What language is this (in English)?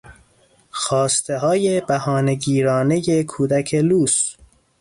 Persian